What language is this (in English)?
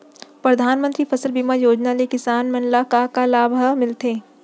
Chhattisgarhi